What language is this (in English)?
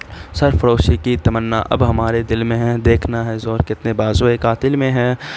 Urdu